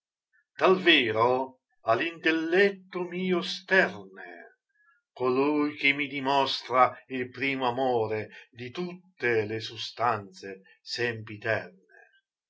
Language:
Italian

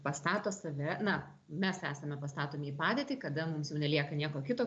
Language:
Lithuanian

